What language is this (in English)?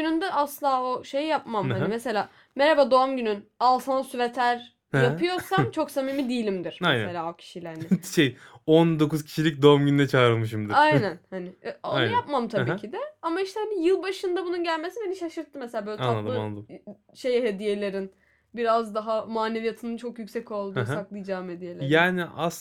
Turkish